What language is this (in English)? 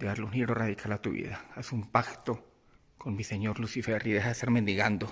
Spanish